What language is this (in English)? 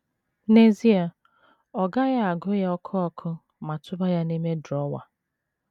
Igbo